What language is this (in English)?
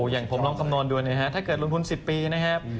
Thai